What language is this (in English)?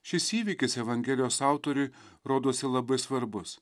Lithuanian